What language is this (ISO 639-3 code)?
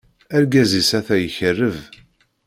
kab